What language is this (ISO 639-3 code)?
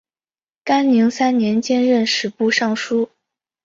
zho